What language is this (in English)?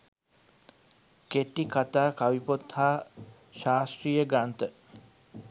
Sinhala